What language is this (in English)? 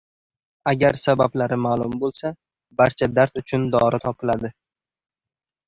Uzbek